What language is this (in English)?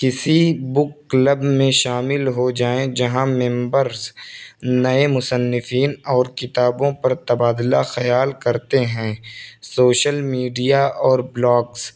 Urdu